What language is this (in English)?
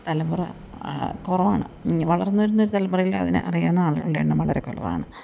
Malayalam